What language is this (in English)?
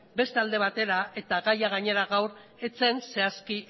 Basque